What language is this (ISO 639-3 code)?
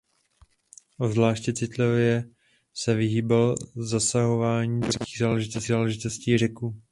ces